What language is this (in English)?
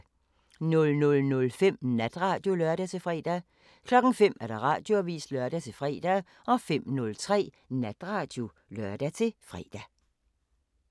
Danish